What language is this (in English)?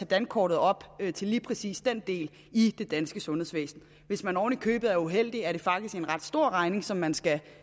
Danish